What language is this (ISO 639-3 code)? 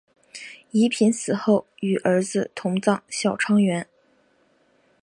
zho